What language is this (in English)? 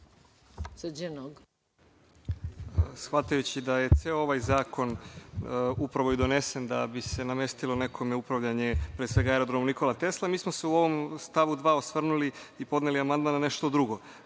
Serbian